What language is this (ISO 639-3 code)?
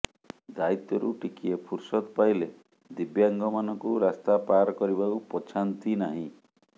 ori